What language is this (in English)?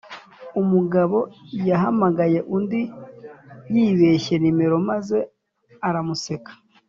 Kinyarwanda